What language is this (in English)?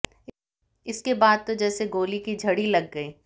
Hindi